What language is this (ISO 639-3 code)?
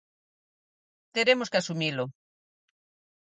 glg